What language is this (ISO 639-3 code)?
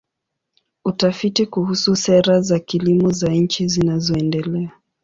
swa